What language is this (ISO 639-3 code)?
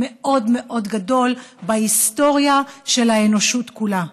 heb